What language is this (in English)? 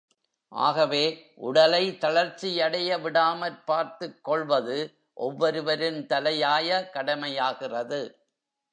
Tamil